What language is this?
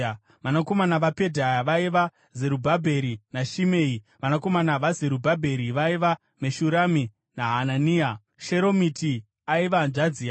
Shona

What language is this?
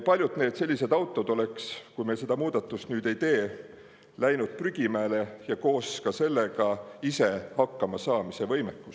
Estonian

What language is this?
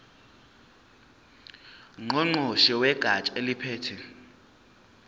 Zulu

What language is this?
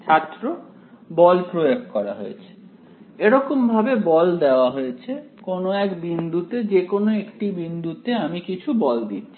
Bangla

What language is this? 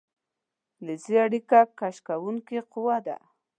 Pashto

